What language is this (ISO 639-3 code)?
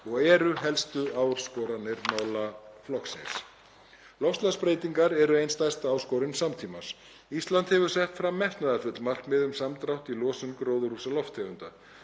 isl